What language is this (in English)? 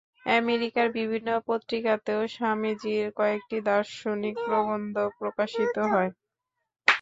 Bangla